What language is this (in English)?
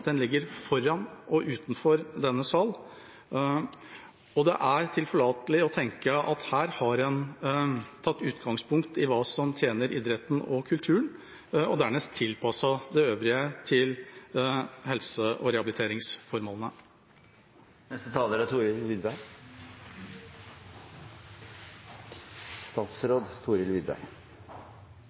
Norwegian Bokmål